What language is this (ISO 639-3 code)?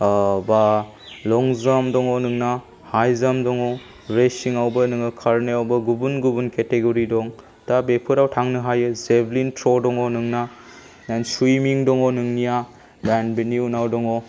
brx